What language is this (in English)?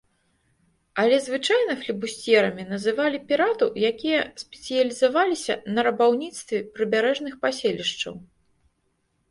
Belarusian